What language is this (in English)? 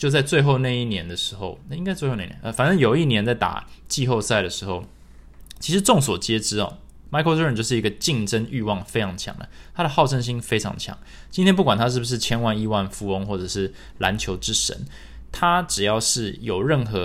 Chinese